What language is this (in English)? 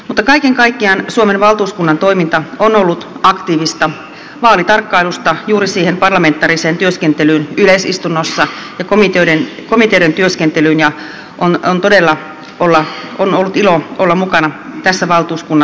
Finnish